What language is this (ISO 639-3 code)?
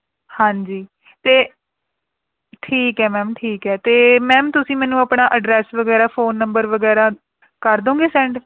pan